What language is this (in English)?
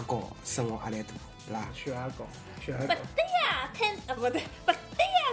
Chinese